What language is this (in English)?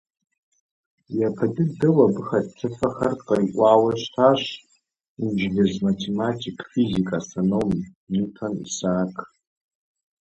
Kabardian